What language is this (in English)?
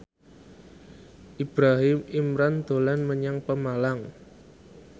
Javanese